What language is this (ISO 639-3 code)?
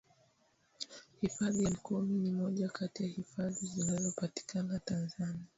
swa